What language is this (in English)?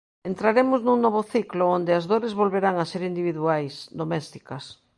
Galician